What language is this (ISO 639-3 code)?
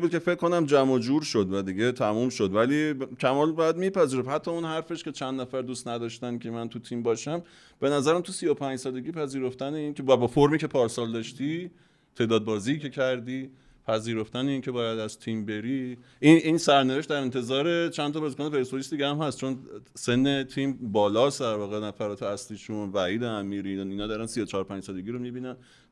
fas